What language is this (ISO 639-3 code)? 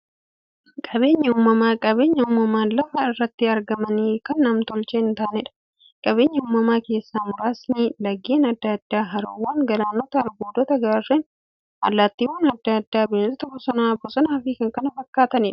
orm